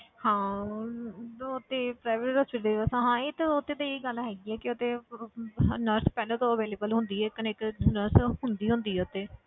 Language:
Punjabi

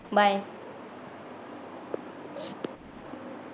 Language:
Marathi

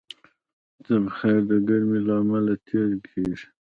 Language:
Pashto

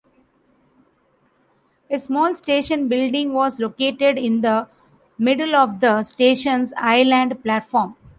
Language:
English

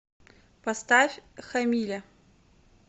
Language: Russian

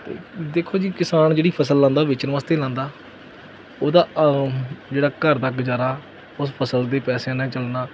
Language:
Punjabi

